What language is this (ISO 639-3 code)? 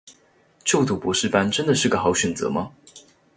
zho